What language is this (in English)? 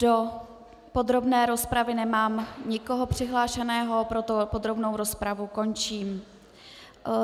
Czech